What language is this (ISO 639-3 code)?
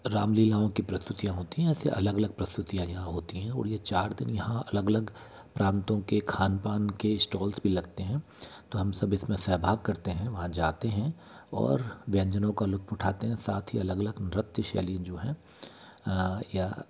hin